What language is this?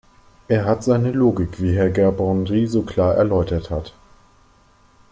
German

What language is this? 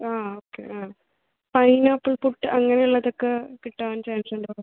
Malayalam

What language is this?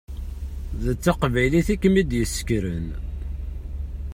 Kabyle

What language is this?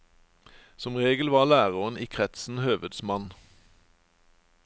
Norwegian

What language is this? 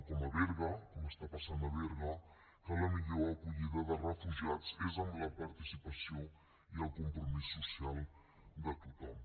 Catalan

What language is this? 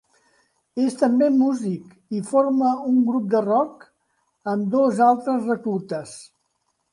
Catalan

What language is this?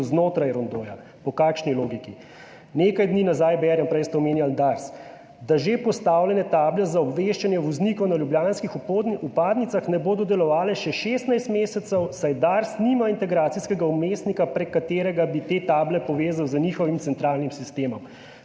Slovenian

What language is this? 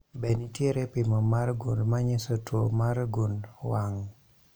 Luo (Kenya and Tanzania)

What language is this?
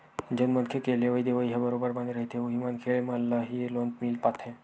Chhattisgarhi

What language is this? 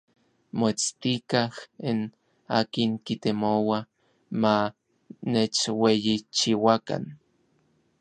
Orizaba Nahuatl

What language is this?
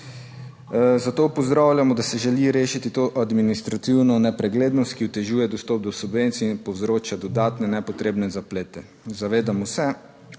Slovenian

